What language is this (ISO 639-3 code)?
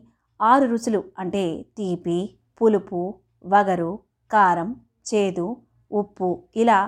tel